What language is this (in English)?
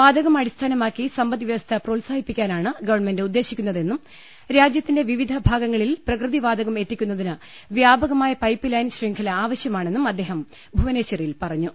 Malayalam